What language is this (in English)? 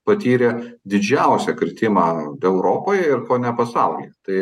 Lithuanian